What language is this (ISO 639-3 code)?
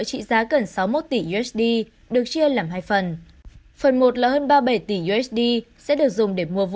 vie